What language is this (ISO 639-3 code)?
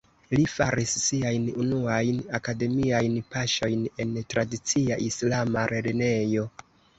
epo